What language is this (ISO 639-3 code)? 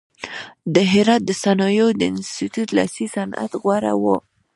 pus